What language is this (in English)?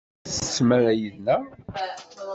Kabyle